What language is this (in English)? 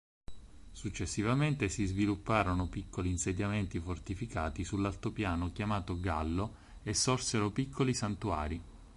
Italian